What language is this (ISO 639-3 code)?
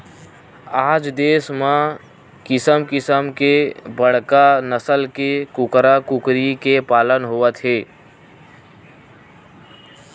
hne